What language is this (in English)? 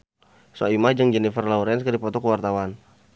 Sundanese